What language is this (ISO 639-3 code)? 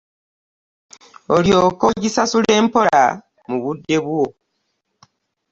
lug